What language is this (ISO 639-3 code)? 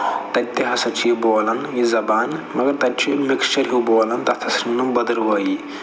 kas